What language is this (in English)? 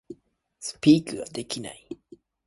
Japanese